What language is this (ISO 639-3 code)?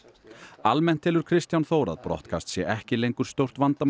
isl